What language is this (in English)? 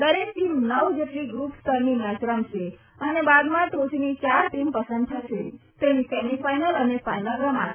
Gujarati